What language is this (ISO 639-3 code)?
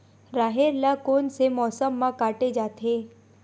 hne